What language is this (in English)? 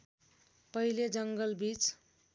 Nepali